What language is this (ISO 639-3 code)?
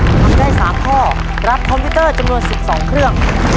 tha